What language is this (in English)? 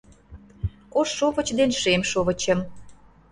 Mari